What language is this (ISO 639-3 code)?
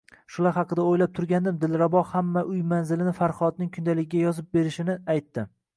uzb